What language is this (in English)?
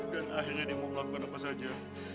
Indonesian